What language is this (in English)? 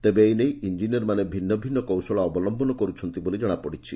Odia